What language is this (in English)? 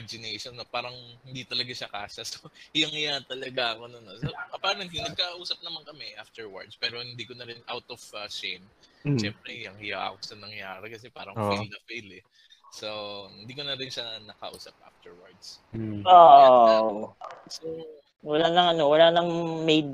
Filipino